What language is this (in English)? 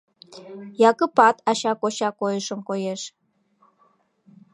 Mari